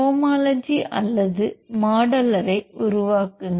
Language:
Tamil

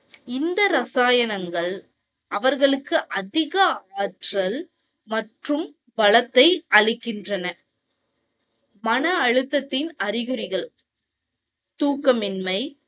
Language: Tamil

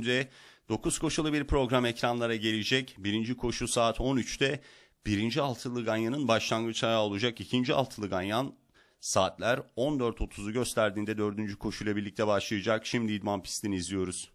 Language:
Turkish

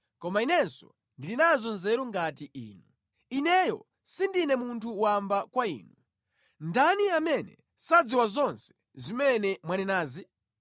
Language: Nyanja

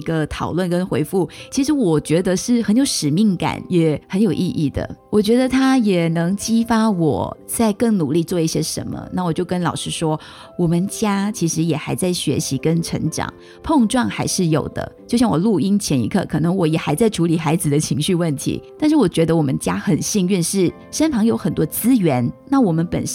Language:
Chinese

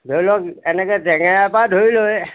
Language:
Assamese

